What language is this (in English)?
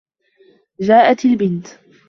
Arabic